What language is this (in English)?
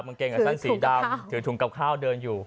Thai